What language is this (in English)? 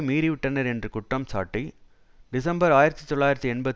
Tamil